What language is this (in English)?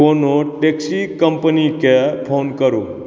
Maithili